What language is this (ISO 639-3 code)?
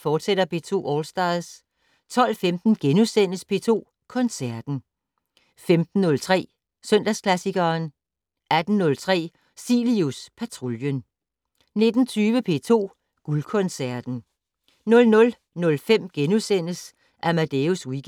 dan